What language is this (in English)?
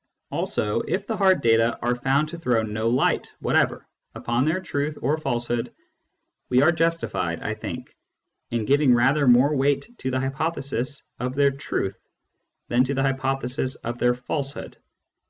English